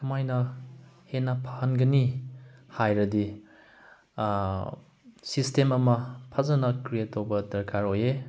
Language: Manipuri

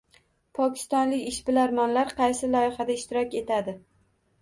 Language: Uzbek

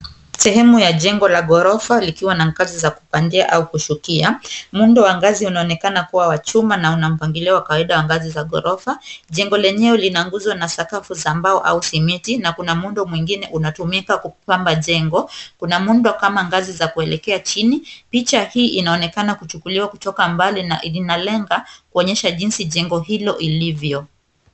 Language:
Swahili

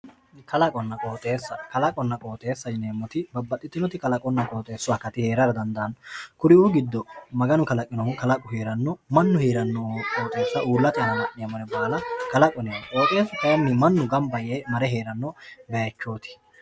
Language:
Sidamo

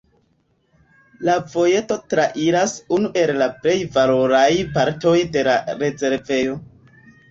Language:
Esperanto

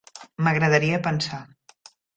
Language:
Catalan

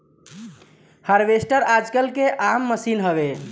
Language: Bhojpuri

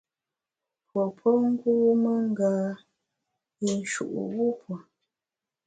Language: Bamun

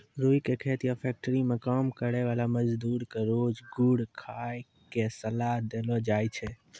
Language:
Maithili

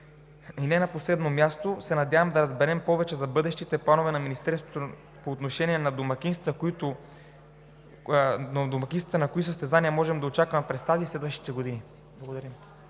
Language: Bulgarian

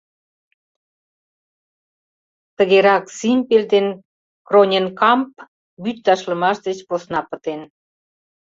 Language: Mari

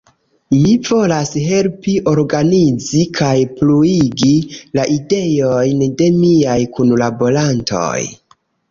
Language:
Esperanto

